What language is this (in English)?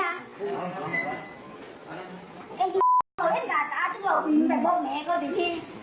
Thai